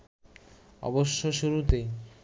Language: Bangla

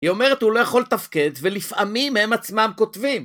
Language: Hebrew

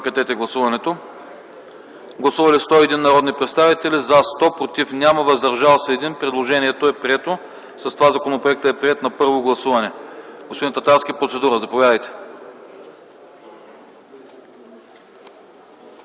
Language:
Bulgarian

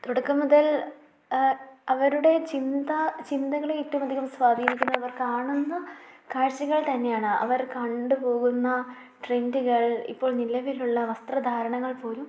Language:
Malayalam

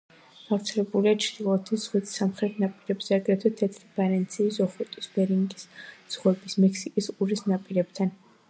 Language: Georgian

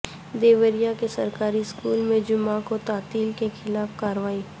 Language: Urdu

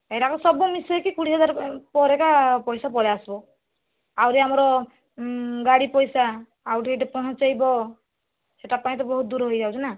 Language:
Odia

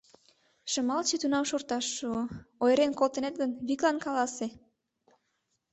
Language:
Mari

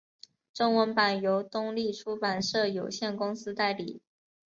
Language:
Chinese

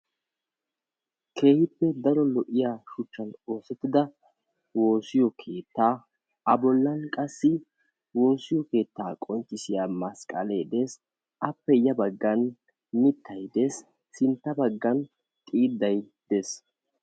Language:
Wolaytta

